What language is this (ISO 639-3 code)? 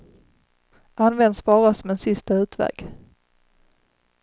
swe